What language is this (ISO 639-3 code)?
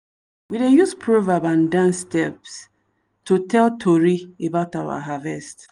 pcm